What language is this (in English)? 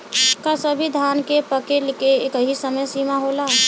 Bhojpuri